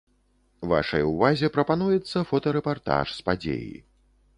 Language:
Belarusian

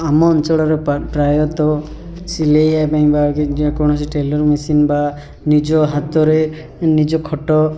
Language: Odia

